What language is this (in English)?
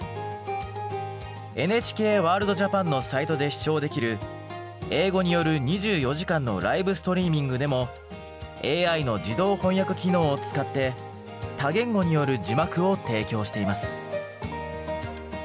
Japanese